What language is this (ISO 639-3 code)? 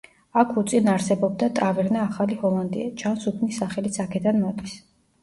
kat